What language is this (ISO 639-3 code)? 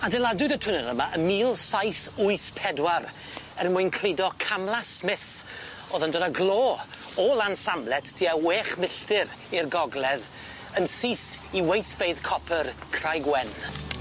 cym